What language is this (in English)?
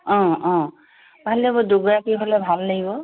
Assamese